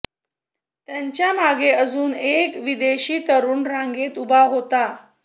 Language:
Marathi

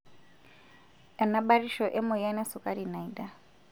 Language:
Masai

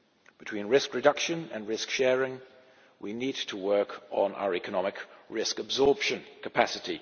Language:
English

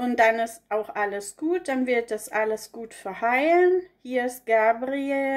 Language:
German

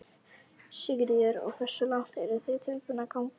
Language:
Icelandic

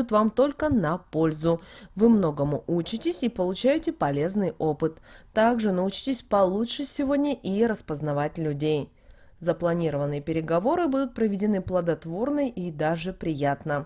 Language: Russian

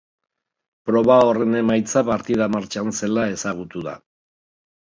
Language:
Basque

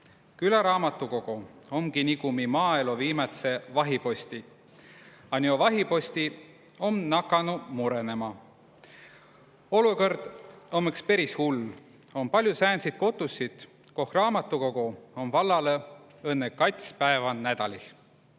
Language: Estonian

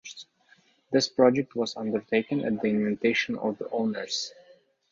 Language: English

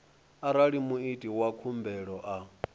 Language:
Venda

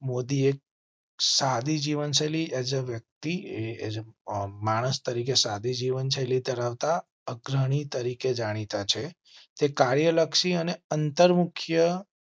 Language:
Gujarati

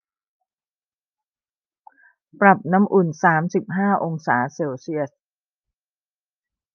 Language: Thai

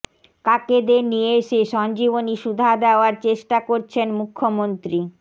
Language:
Bangla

